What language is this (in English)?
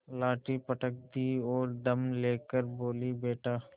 Hindi